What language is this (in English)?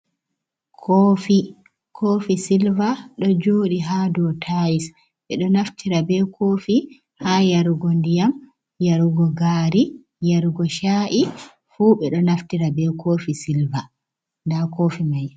Fula